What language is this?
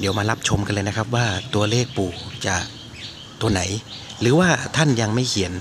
Thai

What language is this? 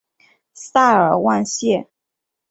Chinese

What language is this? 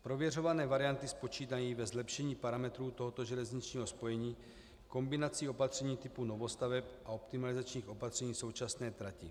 Czech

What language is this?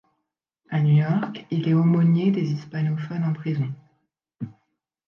French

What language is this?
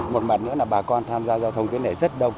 Vietnamese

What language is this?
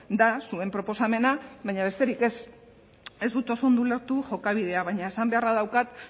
Basque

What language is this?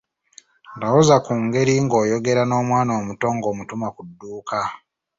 Ganda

